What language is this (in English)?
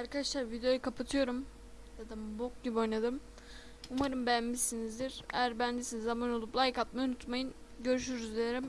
Turkish